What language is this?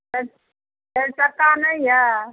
Maithili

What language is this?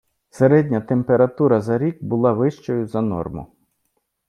Ukrainian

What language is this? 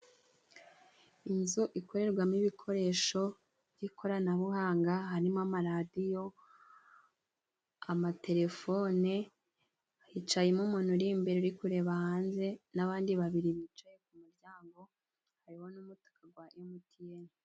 Kinyarwanda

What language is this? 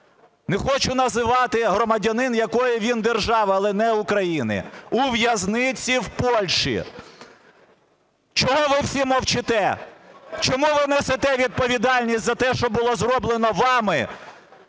Ukrainian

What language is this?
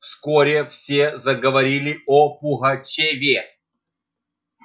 Russian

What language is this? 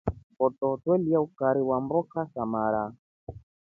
Rombo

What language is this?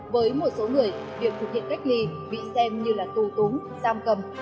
Vietnamese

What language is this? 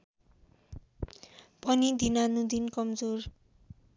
Nepali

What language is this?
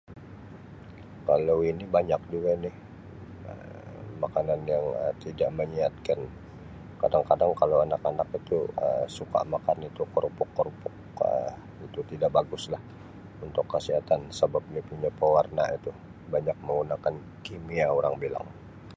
Sabah Malay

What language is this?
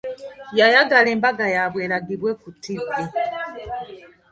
Ganda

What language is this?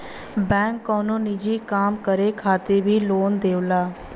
Bhojpuri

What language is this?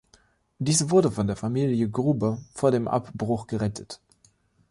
German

